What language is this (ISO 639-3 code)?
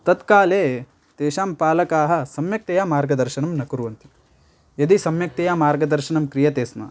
san